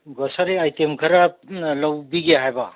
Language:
Manipuri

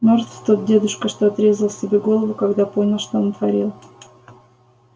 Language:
Russian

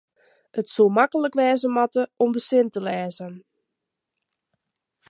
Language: Western Frisian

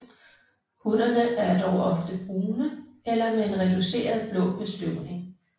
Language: Danish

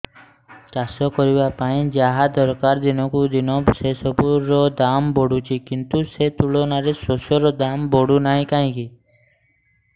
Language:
Odia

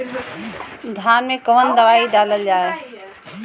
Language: Bhojpuri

